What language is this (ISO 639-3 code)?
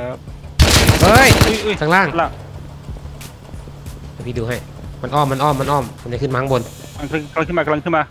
tha